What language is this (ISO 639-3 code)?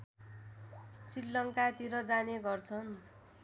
nep